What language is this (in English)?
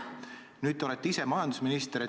Estonian